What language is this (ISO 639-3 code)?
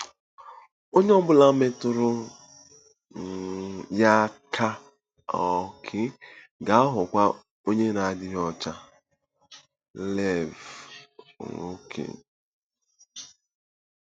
ibo